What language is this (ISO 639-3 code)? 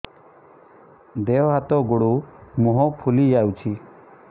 ori